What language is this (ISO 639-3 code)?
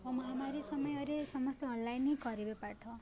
ori